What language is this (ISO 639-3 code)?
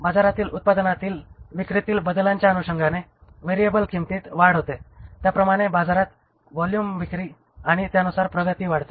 mar